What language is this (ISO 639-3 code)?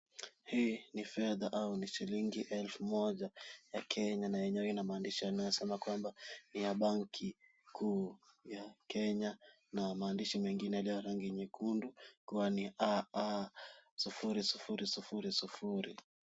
swa